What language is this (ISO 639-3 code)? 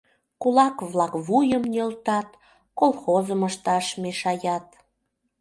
chm